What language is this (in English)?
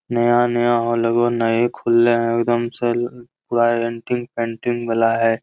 Magahi